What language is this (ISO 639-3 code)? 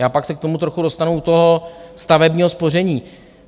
ces